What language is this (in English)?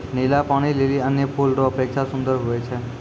Maithili